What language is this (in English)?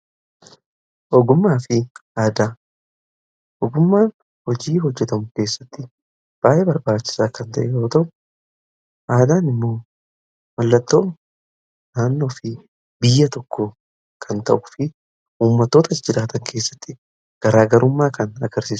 Oromo